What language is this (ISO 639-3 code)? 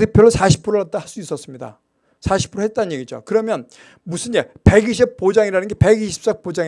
kor